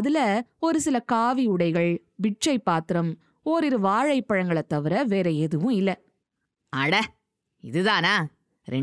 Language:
Tamil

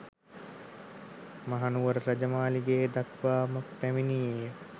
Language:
Sinhala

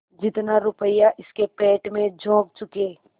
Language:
Hindi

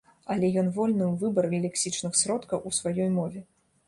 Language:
Belarusian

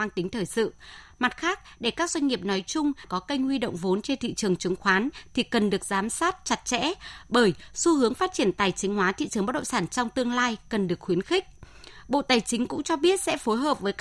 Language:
Vietnamese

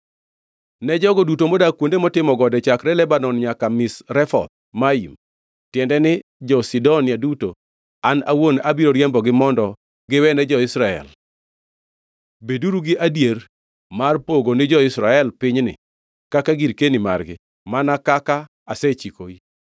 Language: Luo (Kenya and Tanzania)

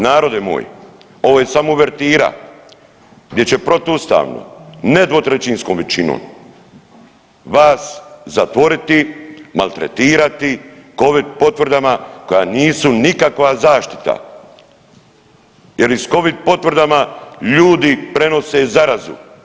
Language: Croatian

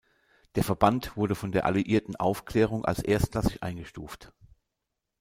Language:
German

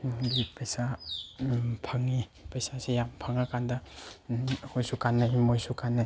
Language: Manipuri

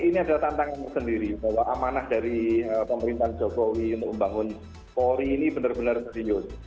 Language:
Indonesian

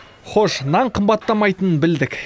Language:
Kazakh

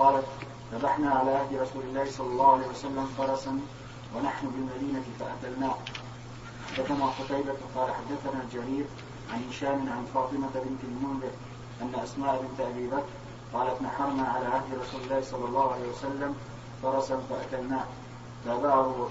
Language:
Arabic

